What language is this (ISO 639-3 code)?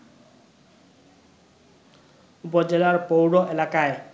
ben